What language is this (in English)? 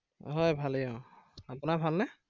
Assamese